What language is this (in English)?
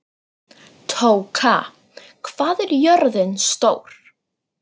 Icelandic